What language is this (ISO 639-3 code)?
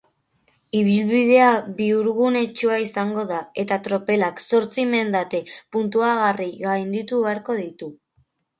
eus